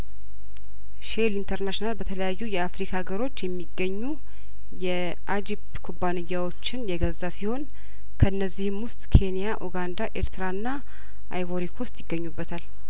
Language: Amharic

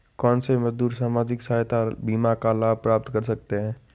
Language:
Hindi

